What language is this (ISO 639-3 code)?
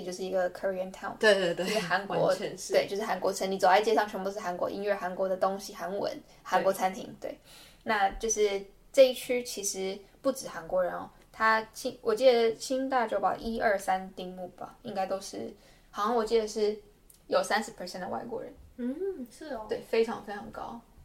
zho